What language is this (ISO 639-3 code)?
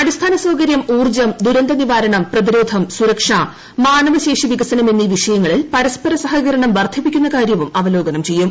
mal